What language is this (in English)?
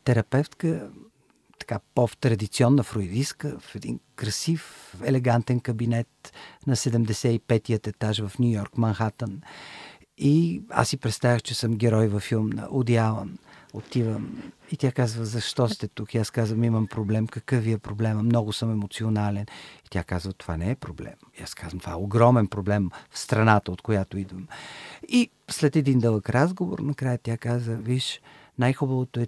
Bulgarian